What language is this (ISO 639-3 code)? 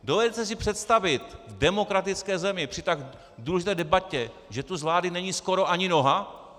ces